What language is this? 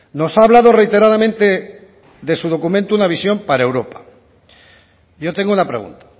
Spanish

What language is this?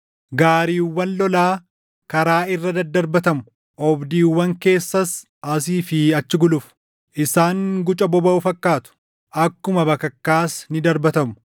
Oromo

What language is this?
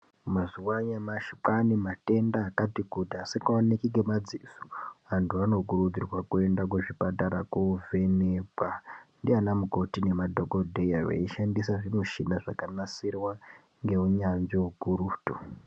Ndau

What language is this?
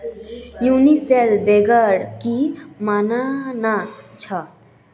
Magahi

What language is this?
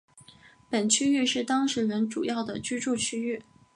Chinese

